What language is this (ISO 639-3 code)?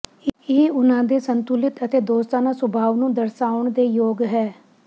pan